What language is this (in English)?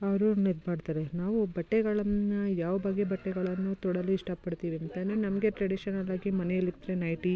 Kannada